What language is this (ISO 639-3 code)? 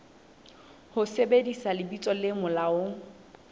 sot